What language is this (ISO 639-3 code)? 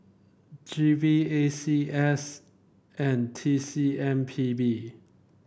eng